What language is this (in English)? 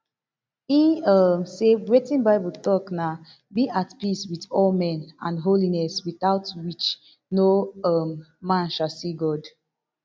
Nigerian Pidgin